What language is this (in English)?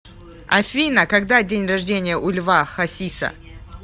Russian